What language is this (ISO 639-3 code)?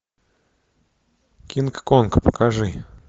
rus